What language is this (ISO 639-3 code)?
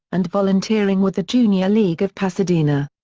eng